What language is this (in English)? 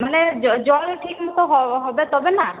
Bangla